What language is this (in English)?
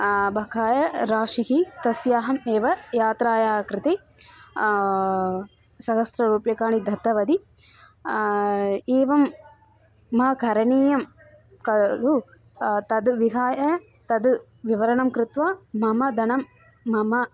Sanskrit